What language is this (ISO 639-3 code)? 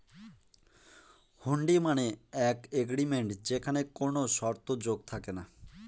ben